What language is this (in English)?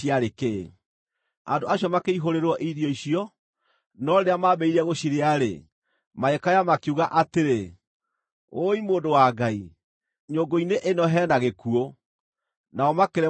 Kikuyu